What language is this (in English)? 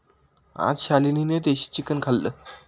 Marathi